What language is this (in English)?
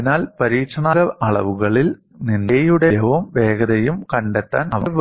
Malayalam